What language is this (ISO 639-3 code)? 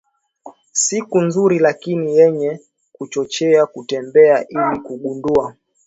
swa